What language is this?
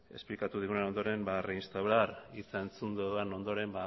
Basque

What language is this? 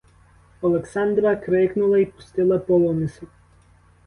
Ukrainian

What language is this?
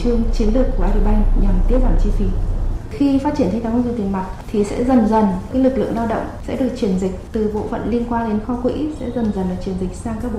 Vietnamese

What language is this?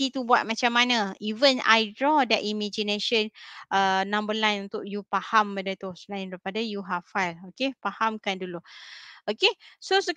Malay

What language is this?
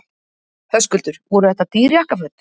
Icelandic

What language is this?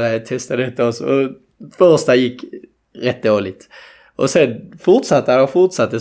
Swedish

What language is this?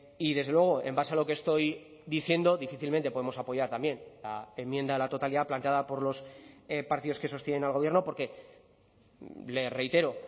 Spanish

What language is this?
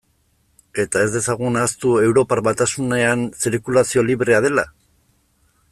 Basque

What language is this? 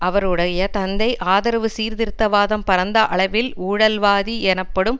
Tamil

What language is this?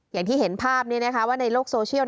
Thai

